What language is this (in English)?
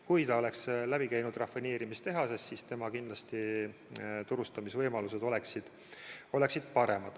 Estonian